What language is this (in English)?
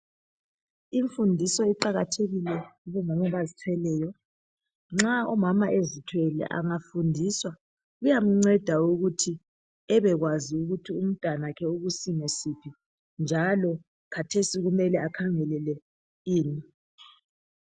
North Ndebele